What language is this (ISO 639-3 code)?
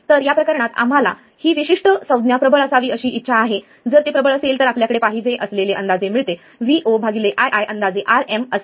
mar